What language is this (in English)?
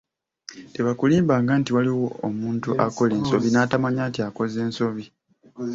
Ganda